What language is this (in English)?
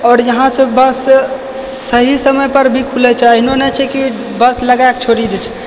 Maithili